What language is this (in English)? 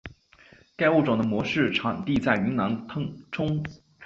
Chinese